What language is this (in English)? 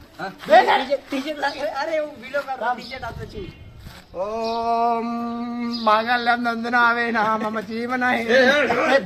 Arabic